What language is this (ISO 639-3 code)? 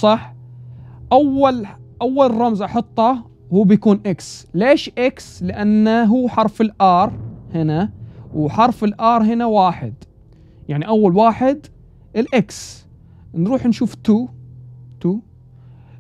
ara